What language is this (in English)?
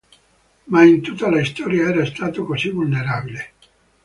Italian